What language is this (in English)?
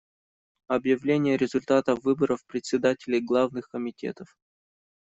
Russian